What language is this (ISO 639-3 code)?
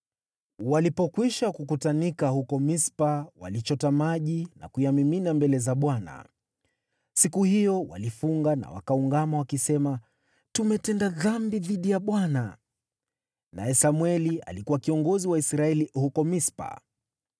swa